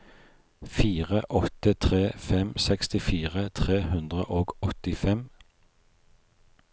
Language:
Norwegian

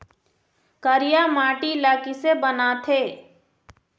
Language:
Chhattisgarhi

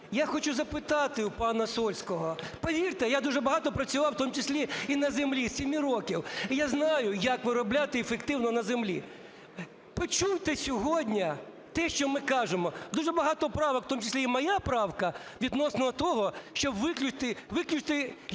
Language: Ukrainian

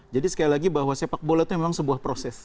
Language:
Indonesian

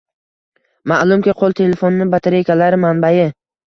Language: Uzbek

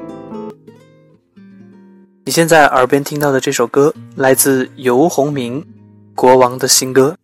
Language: Chinese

